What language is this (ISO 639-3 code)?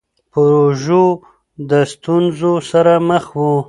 pus